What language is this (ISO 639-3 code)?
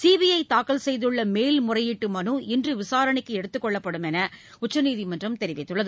tam